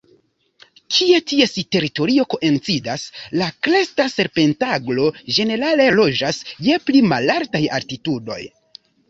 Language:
Esperanto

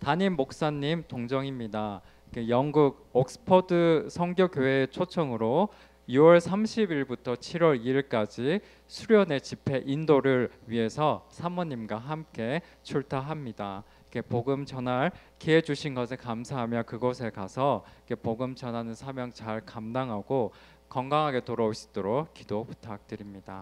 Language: Korean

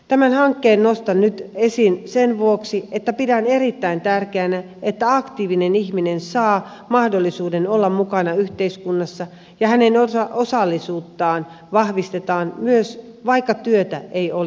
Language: Finnish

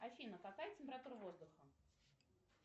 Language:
Russian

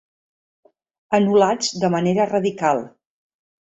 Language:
Catalan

